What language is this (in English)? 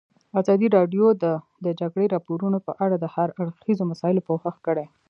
Pashto